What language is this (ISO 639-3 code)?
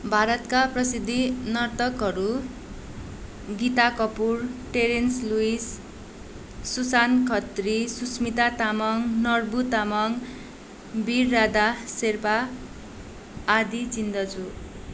nep